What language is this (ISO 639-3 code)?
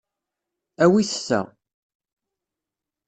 kab